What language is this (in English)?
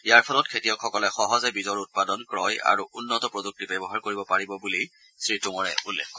Assamese